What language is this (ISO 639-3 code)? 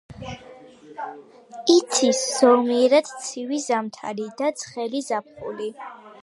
kat